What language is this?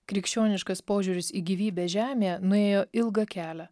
Lithuanian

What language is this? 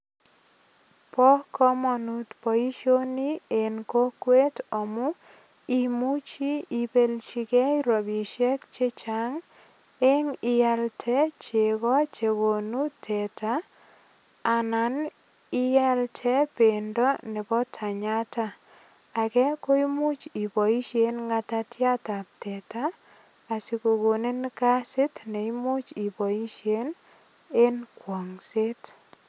Kalenjin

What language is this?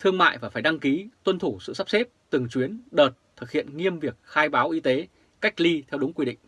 Vietnamese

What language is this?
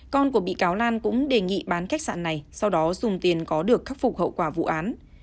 Vietnamese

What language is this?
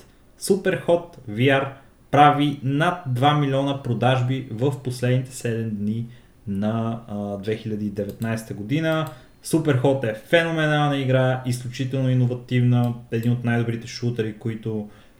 Bulgarian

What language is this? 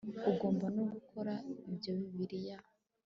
Kinyarwanda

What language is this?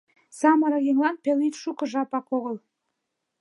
Mari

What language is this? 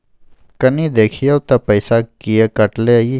Maithili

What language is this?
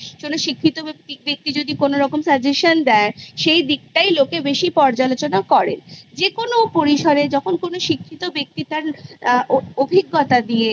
Bangla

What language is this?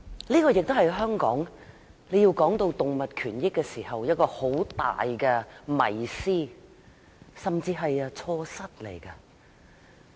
Cantonese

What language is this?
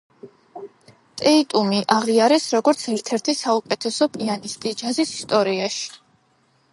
Georgian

